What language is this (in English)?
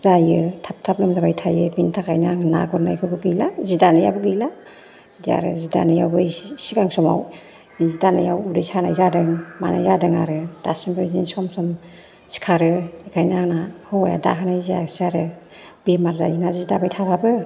Bodo